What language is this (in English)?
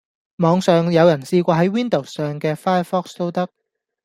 Cantonese